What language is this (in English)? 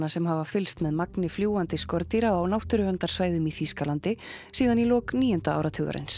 Icelandic